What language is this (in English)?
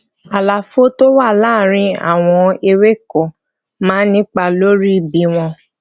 Yoruba